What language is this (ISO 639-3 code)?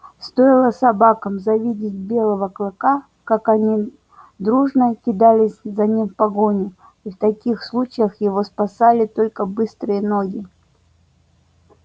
rus